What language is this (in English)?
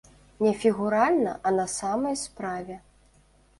Belarusian